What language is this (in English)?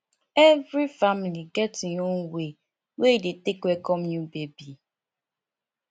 Nigerian Pidgin